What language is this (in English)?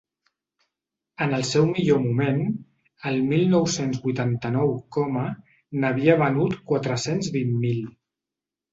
Catalan